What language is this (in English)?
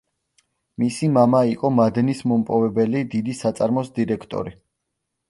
Georgian